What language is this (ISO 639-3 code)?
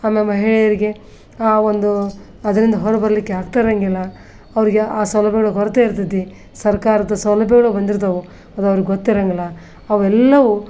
kan